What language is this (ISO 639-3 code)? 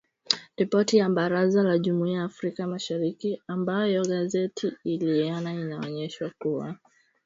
swa